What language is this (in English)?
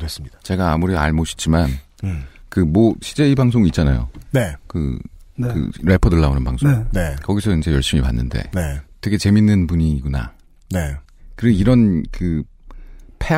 Korean